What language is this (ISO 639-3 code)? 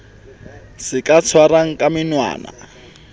sot